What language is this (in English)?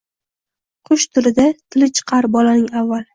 Uzbek